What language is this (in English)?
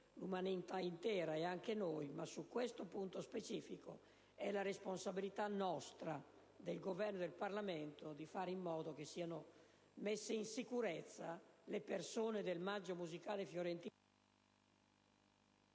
Italian